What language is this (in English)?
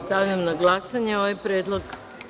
Serbian